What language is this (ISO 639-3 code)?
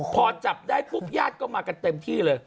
tha